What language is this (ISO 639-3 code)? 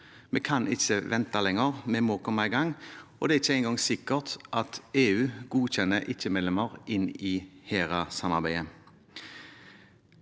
nor